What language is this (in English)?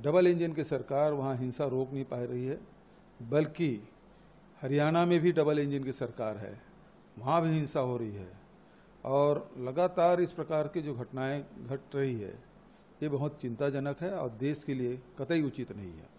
Hindi